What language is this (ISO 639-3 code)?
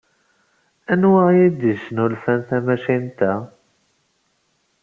kab